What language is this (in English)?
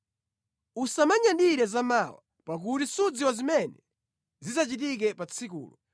Nyanja